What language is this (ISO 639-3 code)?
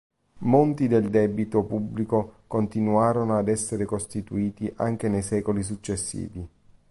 ita